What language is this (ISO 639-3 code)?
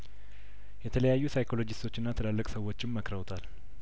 amh